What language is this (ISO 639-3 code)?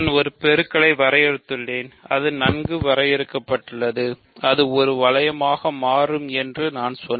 tam